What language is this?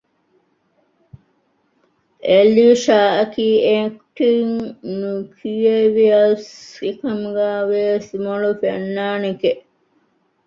Divehi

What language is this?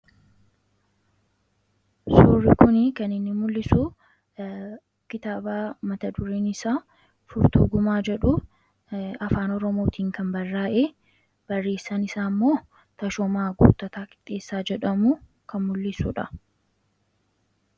Oromo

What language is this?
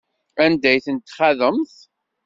Kabyle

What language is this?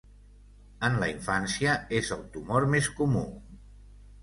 Catalan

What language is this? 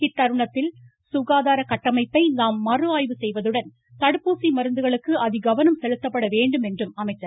Tamil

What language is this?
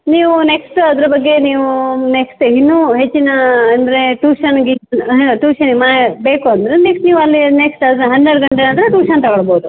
Kannada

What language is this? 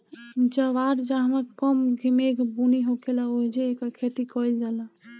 Bhojpuri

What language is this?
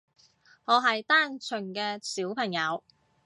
Cantonese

